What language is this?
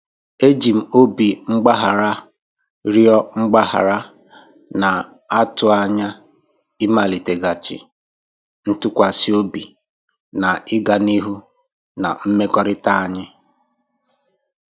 Igbo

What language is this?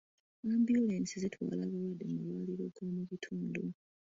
Ganda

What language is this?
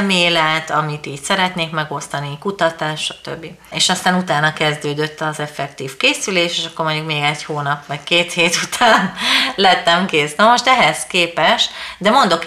Hungarian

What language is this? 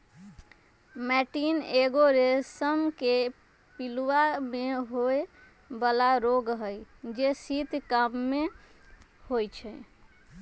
Magahi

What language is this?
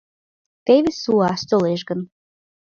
Mari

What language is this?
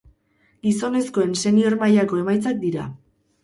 Basque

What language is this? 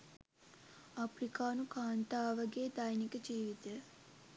Sinhala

